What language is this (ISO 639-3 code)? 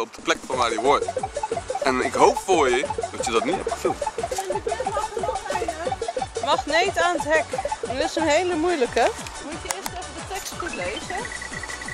nld